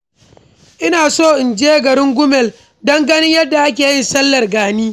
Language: Hausa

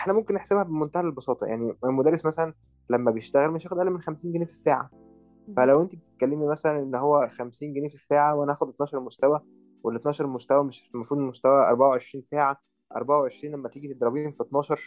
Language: Arabic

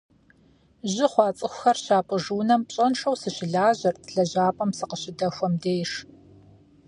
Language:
Kabardian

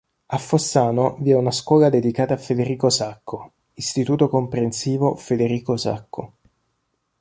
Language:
Italian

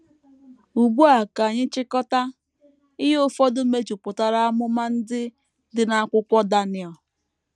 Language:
Igbo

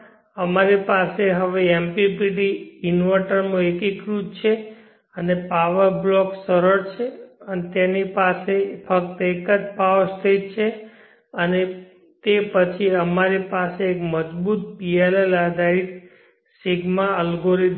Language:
Gujarati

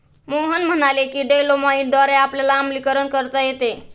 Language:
Marathi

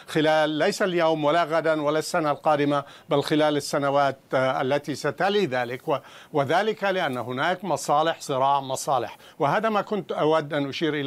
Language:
Arabic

